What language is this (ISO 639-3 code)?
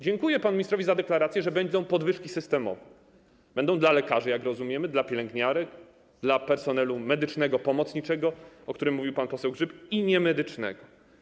pol